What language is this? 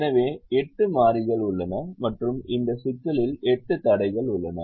Tamil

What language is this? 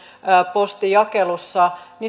Finnish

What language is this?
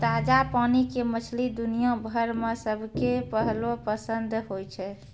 Maithili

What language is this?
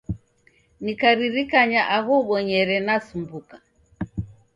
Taita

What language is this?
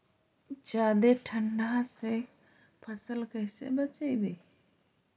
Magahi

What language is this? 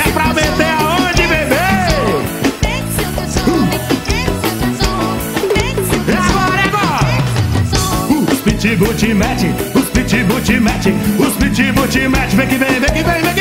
Portuguese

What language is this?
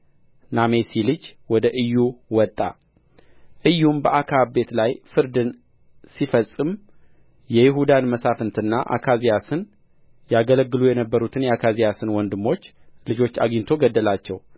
Amharic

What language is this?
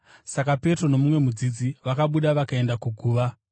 Shona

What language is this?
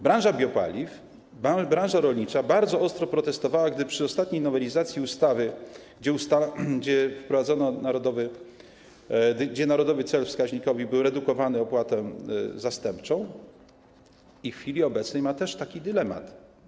Polish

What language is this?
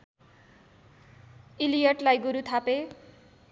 Nepali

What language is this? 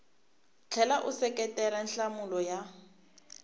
Tsonga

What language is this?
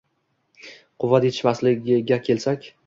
Uzbek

